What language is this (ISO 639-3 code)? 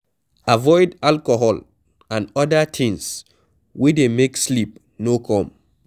pcm